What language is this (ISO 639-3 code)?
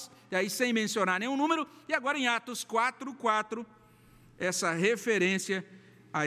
por